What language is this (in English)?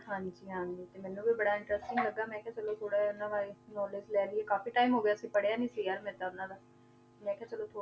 Punjabi